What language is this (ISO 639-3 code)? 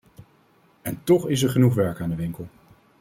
nld